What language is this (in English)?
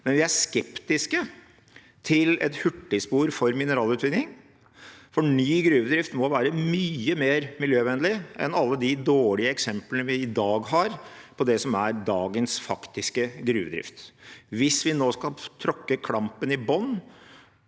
Norwegian